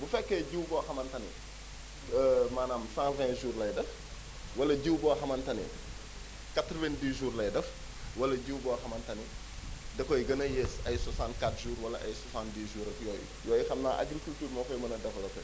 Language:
Wolof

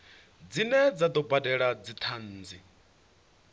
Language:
Venda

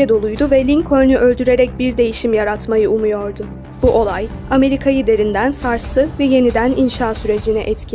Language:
Turkish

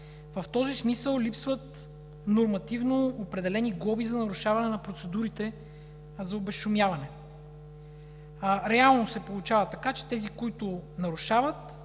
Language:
Bulgarian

